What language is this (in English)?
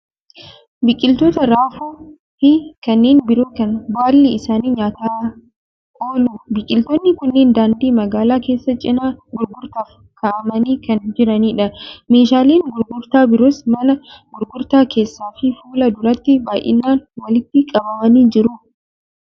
Oromo